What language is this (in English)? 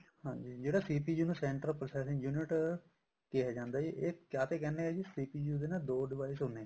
Punjabi